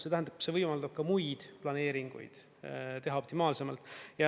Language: Estonian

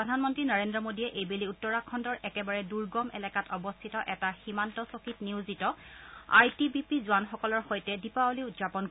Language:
Assamese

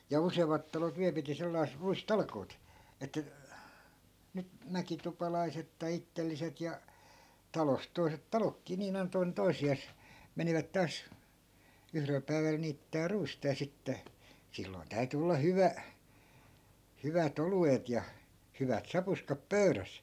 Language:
Finnish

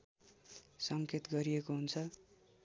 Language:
Nepali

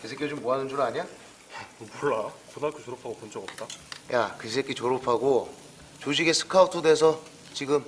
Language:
Korean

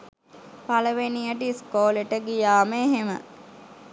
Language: Sinhala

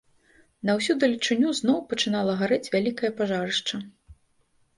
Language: Belarusian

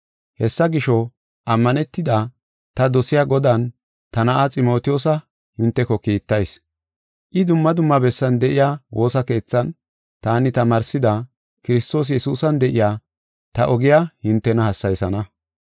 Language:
Gofa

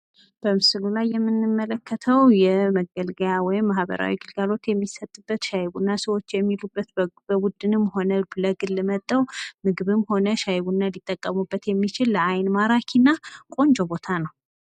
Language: Amharic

